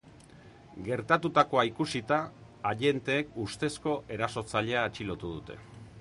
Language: Basque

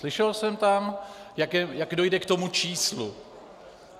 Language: Czech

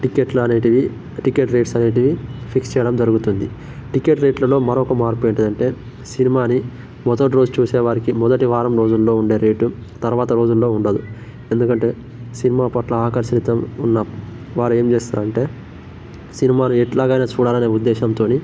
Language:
Telugu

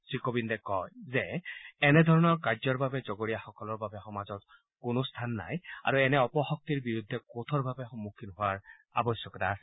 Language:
Assamese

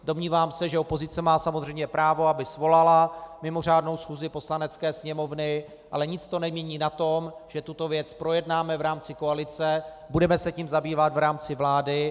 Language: Czech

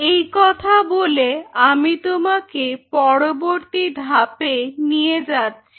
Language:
Bangla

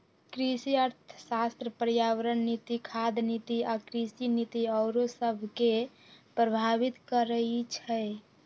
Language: Magahi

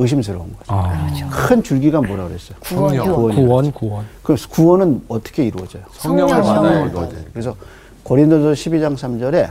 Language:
Korean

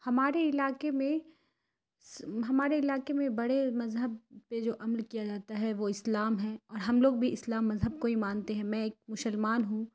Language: Urdu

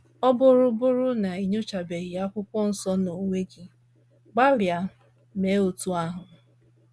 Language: Igbo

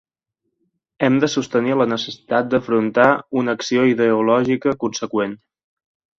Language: Catalan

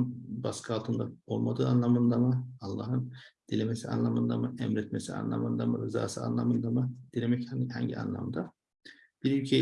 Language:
Turkish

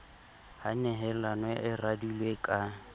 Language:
Southern Sotho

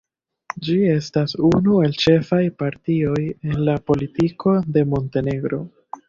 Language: Esperanto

